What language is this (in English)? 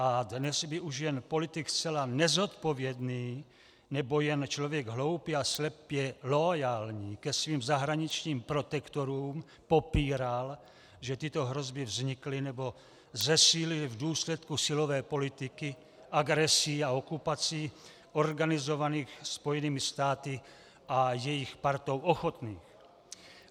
Czech